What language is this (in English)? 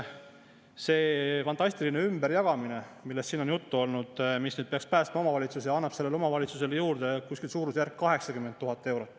Estonian